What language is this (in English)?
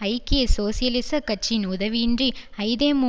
Tamil